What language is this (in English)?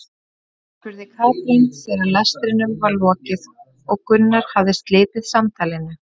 Icelandic